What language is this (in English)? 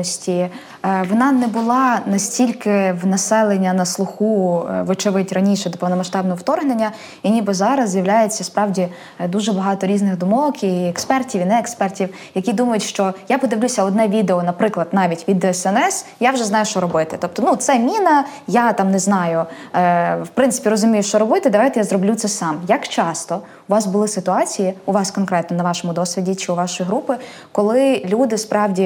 Ukrainian